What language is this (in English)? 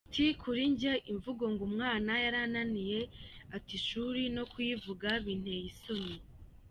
Kinyarwanda